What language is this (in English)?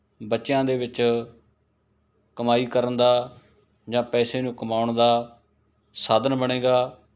Punjabi